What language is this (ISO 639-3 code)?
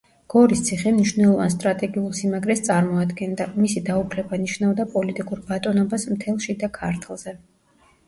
kat